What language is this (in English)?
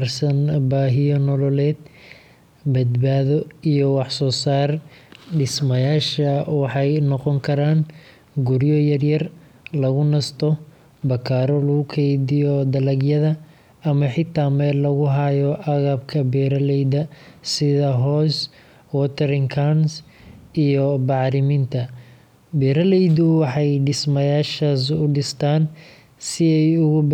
Somali